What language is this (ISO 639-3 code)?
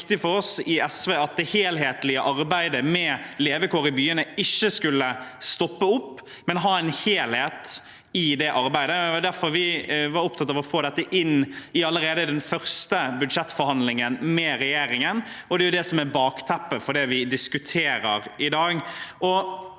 nor